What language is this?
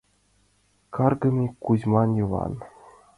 Mari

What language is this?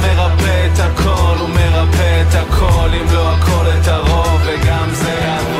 Hebrew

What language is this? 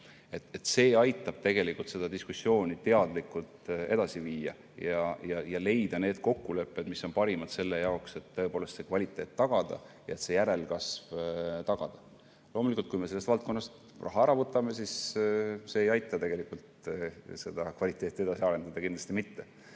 Estonian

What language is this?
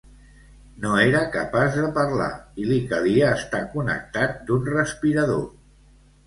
Catalan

